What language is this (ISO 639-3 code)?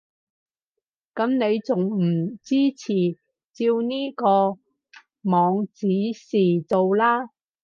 yue